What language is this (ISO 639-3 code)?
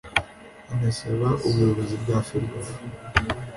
kin